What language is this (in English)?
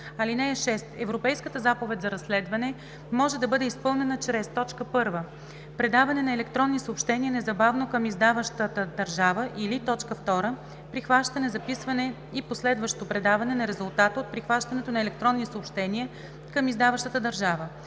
Bulgarian